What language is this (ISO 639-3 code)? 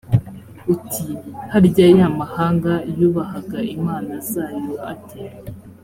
kin